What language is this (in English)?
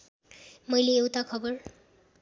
Nepali